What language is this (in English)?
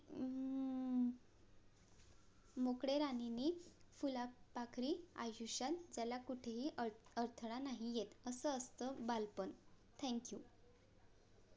Marathi